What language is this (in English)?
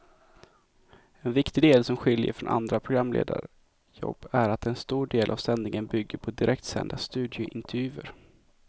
Swedish